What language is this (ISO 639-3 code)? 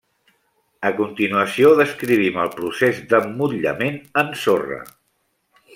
cat